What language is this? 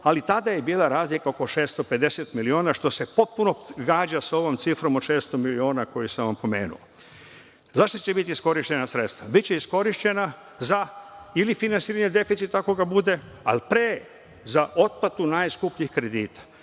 Serbian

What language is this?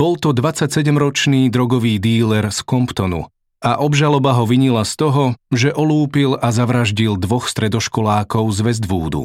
Slovak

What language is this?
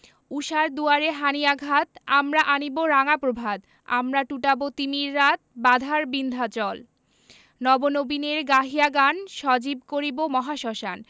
Bangla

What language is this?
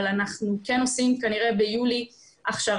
Hebrew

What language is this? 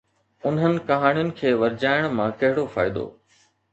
Sindhi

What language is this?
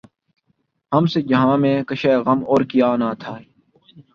Urdu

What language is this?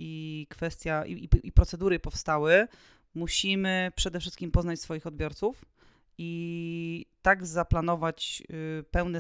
Polish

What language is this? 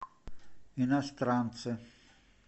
Russian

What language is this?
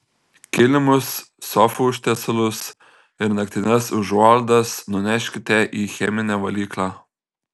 Lithuanian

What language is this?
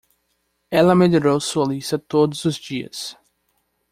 Portuguese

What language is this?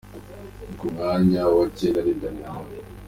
Kinyarwanda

